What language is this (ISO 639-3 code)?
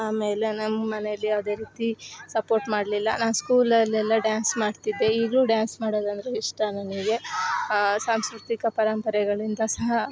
kan